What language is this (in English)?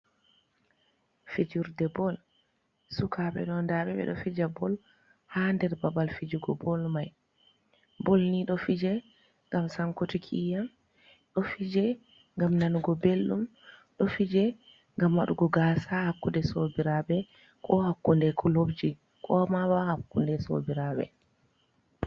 Fula